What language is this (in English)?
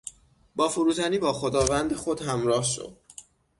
Persian